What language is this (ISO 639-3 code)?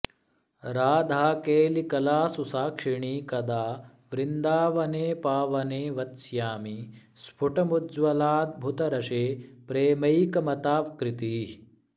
san